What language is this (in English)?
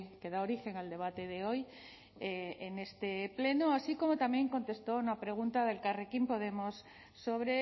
Spanish